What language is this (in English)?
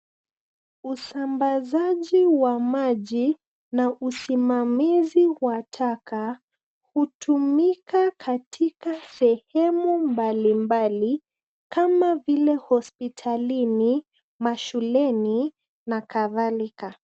Swahili